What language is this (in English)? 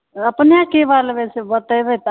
Maithili